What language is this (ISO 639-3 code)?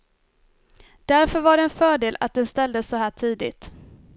swe